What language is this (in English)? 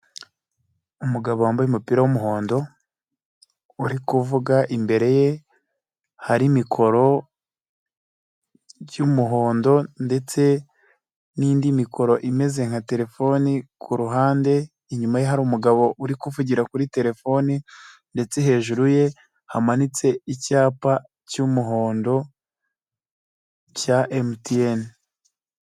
Kinyarwanda